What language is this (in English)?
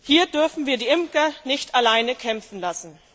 German